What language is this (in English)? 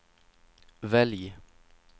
Swedish